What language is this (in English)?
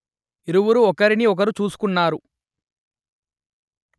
Telugu